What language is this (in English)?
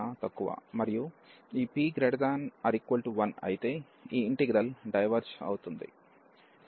Telugu